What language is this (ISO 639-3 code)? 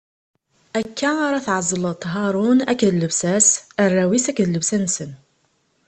kab